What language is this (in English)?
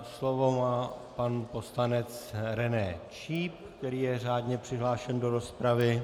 Czech